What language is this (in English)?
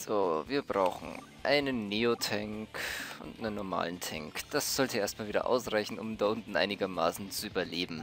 German